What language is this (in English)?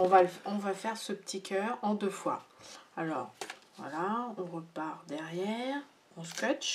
French